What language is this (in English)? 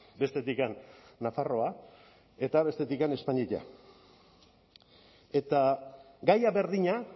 Basque